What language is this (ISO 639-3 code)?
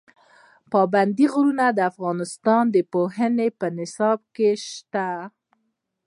pus